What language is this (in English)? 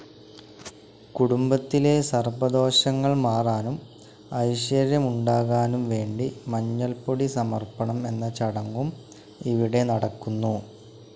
Malayalam